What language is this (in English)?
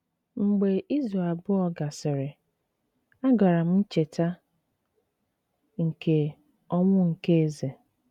Igbo